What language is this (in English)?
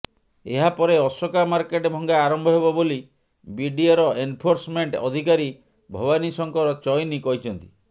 Odia